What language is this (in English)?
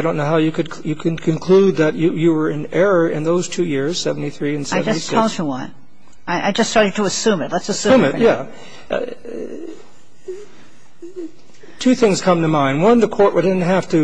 English